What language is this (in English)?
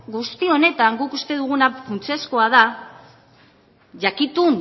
Basque